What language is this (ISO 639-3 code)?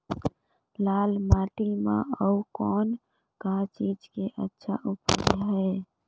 hne